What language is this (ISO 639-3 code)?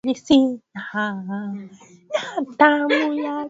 swa